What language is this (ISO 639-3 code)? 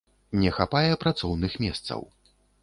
bel